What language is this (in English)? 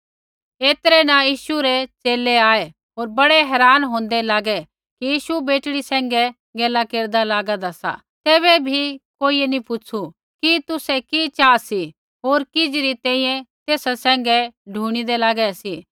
Kullu Pahari